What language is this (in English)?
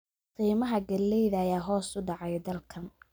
Somali